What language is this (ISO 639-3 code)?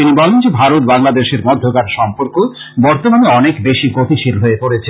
ben